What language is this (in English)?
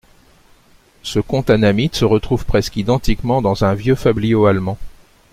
French